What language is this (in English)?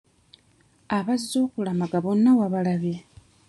Ganda